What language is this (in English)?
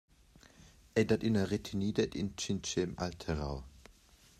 Romansh